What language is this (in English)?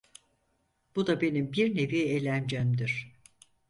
Turkish